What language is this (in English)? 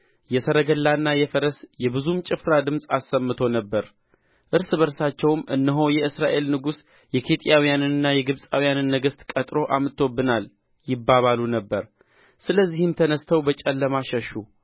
Amharic